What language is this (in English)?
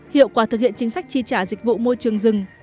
Vietnamese